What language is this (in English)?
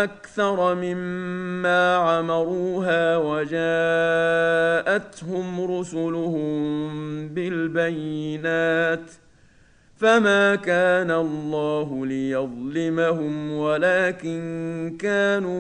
Arabic